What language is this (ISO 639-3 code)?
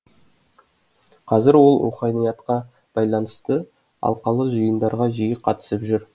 kaz